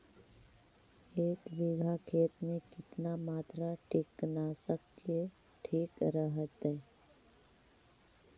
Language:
Magahi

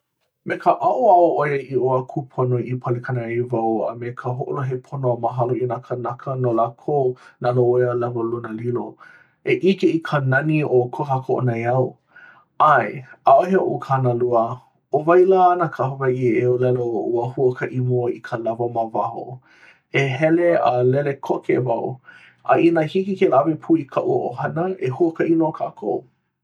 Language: Hawaiian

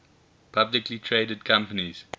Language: English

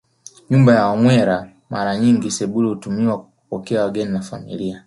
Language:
Swahili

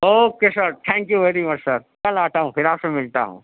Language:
Urdu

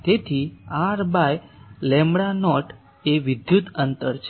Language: Gujarati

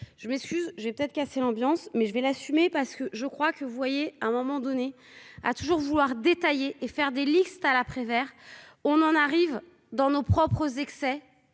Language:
French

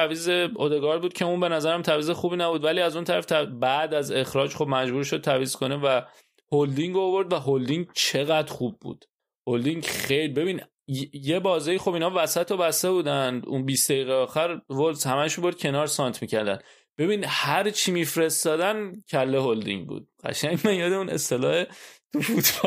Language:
Persian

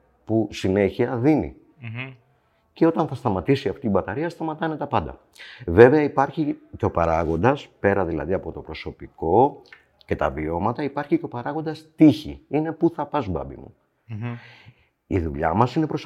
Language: Greek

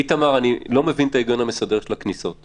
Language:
Hebrew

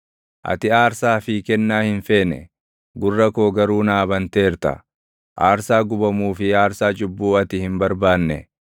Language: Oromo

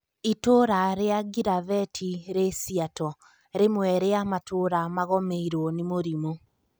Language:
Kikuyu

